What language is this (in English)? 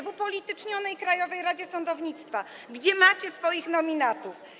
Polish